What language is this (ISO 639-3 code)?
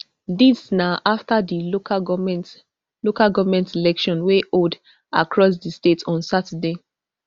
pcm